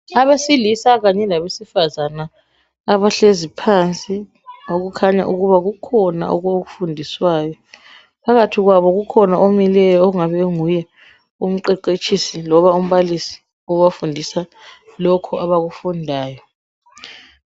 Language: North Ndebele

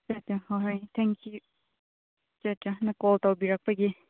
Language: Manipuri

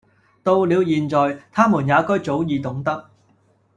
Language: Cantonese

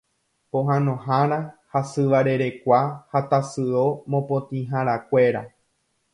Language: Guarani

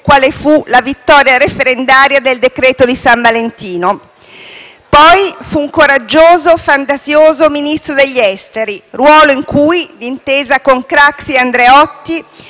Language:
Italian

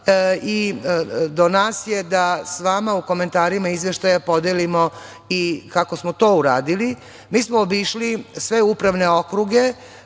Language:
Serbian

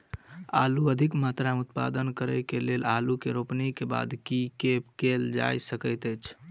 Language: Maithili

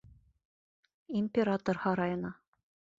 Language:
Bashkir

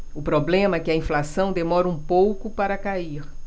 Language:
Portuguese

